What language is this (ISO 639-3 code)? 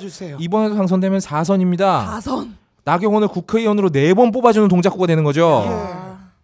kor